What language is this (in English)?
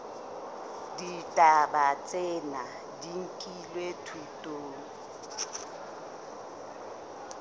Southern Sotho